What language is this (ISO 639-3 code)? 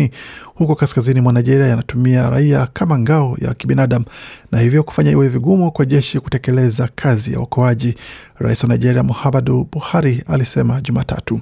swa